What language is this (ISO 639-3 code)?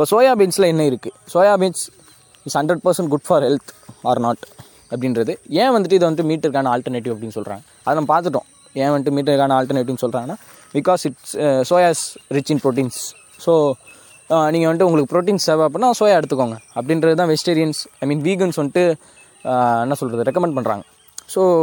tam